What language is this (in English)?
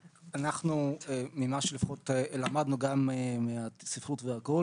Hebrew